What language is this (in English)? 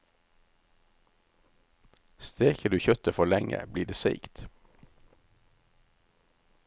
Norwegian